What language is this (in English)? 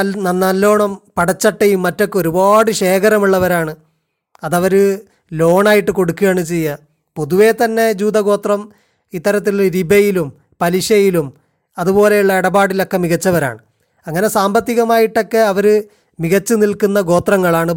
Malayalam